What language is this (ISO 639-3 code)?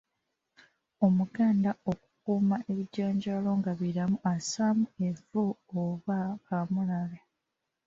lug